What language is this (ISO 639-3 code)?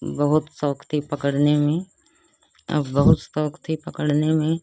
hin